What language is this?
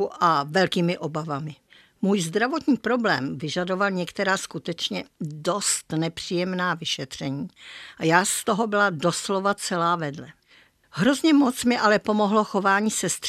Czech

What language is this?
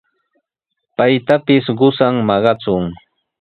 Sihuas Ancash Quechua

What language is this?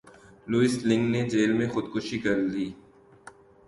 Urdu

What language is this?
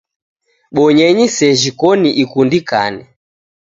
Taita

